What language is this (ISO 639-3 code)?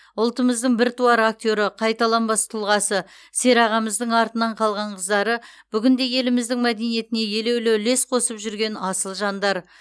kaz